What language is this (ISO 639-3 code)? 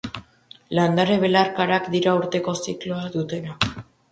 eus